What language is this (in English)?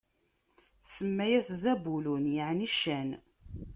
Kabyle